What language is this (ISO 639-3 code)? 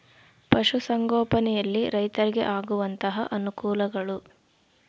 kan